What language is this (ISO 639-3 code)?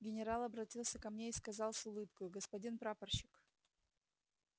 rus